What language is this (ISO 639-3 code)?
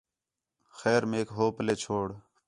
xhe